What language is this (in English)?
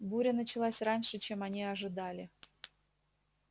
Russian